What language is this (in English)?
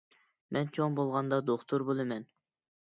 Uyghur